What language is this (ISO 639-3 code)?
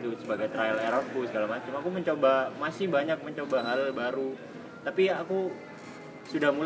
ind